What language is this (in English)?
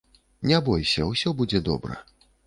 Belarusian